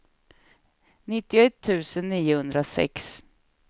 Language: Swedish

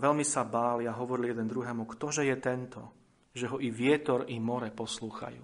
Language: Slovak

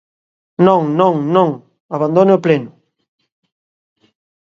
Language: Galician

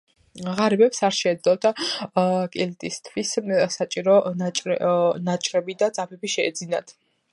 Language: Georgian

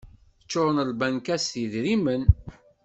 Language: Kabyle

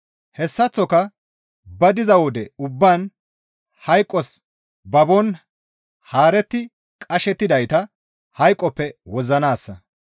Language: Gamo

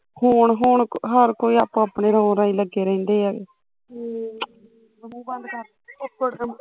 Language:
Punjabi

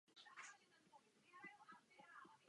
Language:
Czech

